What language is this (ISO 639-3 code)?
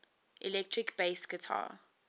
eng